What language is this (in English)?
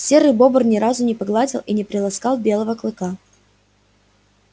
Russian